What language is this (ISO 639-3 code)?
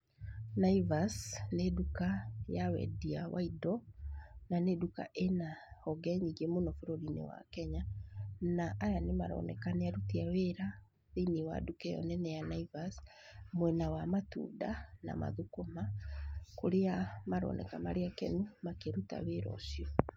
kik